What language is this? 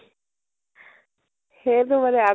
Assamese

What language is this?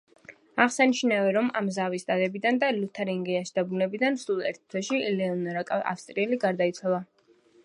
Georgian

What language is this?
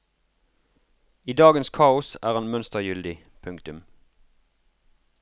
Norwegian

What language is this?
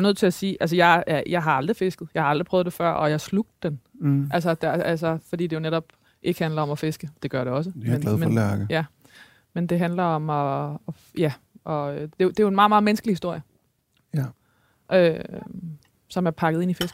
Danish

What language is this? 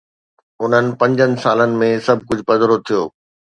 Sindhi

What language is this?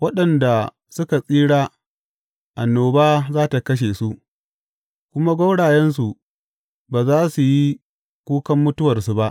Hausa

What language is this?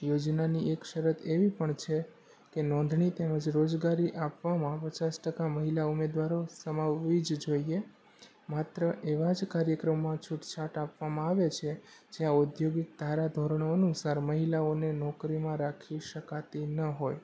Gujarati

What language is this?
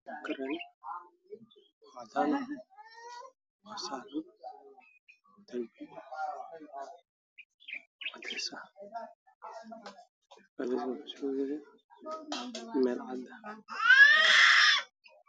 Somali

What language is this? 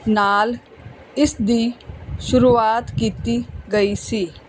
Punjabi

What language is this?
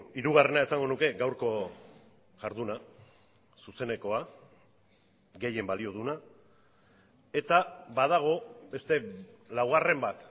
Basque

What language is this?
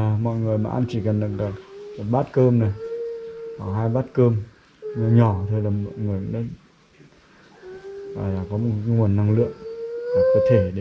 Vietnamese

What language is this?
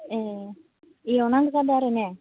Bodo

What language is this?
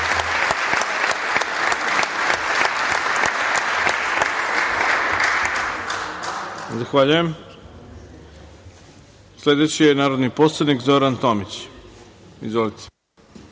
Serbian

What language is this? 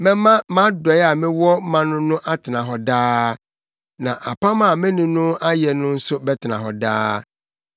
Akan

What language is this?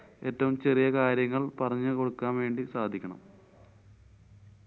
Malayalam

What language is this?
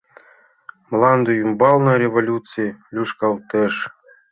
Mari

